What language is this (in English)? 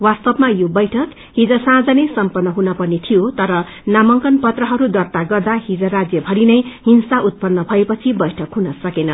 Nepali